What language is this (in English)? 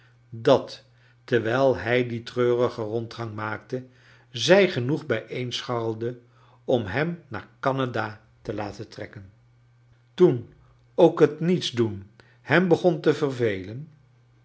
Dutch